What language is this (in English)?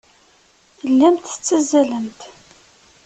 Kabyle